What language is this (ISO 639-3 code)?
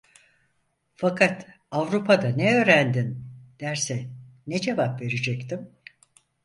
tur